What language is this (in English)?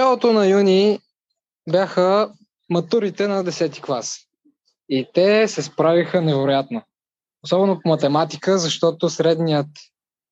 Bulgarian